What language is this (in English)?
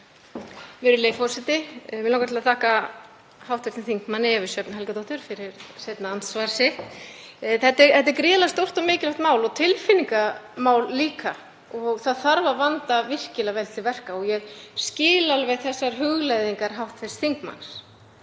Icelandic